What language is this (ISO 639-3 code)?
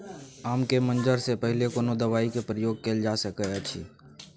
mai